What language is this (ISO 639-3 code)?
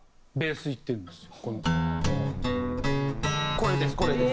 jpn